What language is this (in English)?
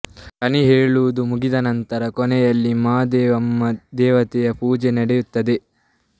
Kannada